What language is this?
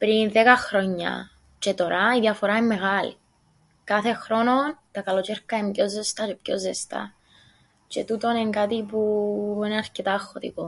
Greek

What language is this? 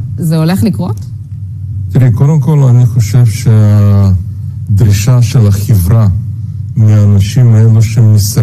Hebrew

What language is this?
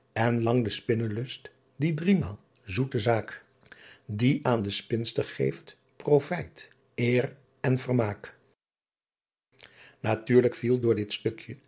Dutch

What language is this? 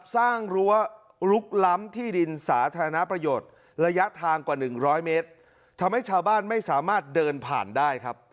Thai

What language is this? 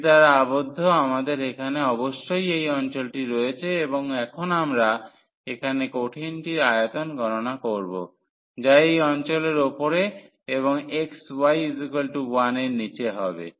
Bangla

